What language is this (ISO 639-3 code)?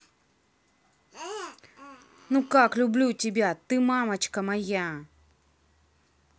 rus